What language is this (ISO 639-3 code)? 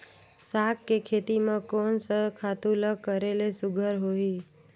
hne